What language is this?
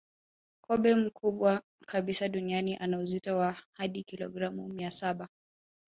Swahili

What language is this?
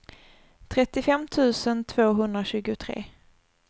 Swedish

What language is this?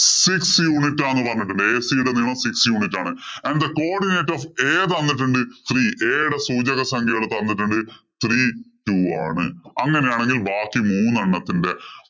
Malayalam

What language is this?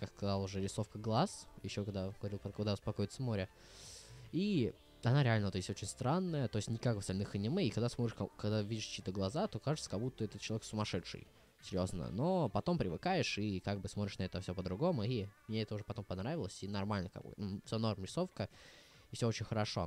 Russian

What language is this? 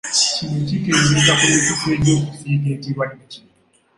Ganda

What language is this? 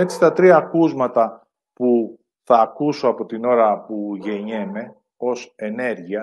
Greek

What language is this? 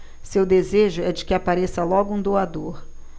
Portuguese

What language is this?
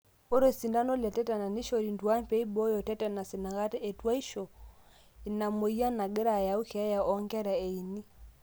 Masai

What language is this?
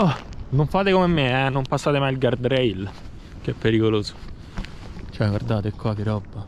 Italian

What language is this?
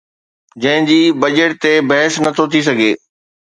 Sindhi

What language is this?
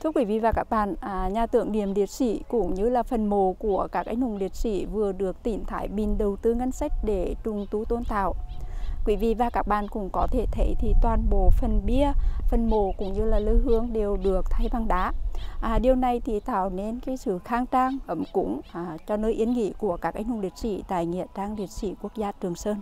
Vietnamese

